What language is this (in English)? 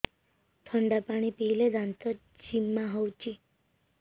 Odia